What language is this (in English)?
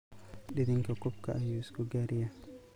Somali